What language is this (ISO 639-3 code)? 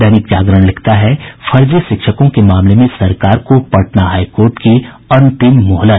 hin